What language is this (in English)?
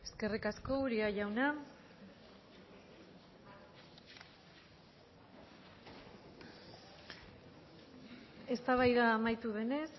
Basque